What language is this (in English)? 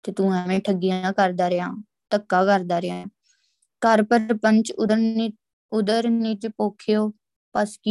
Punjabi